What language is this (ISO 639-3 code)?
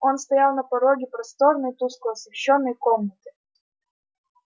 rus